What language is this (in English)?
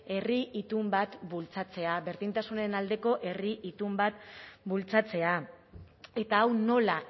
Basque